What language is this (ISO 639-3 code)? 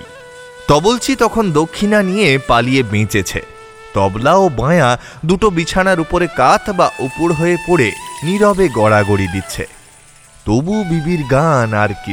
ben